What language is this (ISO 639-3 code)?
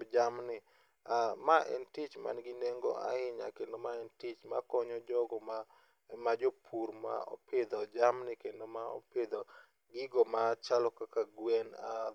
luo